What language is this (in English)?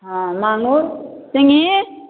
Maithili